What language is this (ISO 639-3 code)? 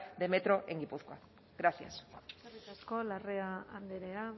eus